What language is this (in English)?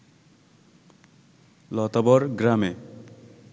Bangla